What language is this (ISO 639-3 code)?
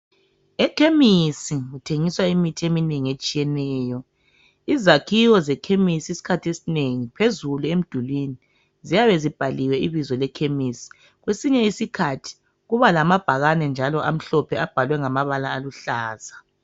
nde